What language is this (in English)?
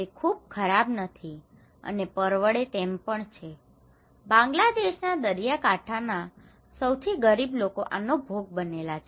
Gujarati